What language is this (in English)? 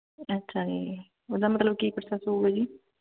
Punjabi